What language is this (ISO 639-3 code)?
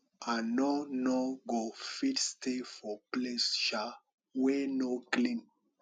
pcm